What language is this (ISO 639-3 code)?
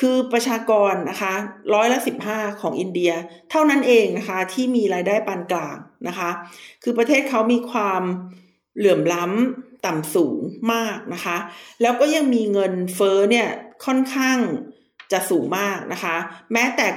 tha